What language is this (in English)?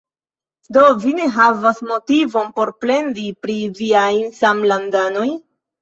Esperanto